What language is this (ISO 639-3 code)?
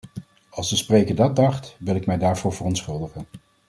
nld